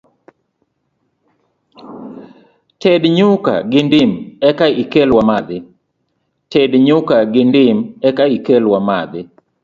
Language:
Luo (Kenya and Tanzania)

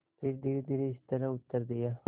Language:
Hindi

